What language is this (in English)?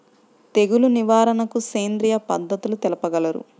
Telugu